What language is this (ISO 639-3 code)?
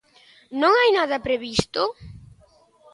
glg